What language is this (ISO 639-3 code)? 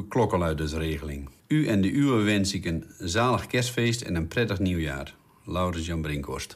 nld